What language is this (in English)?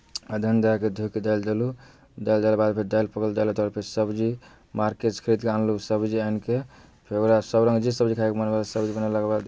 Maithili